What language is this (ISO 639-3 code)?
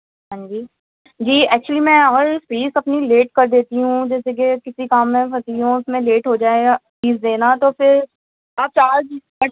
urd